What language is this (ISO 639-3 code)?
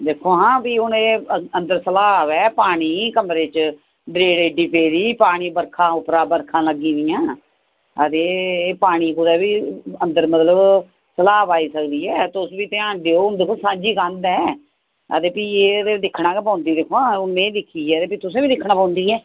doi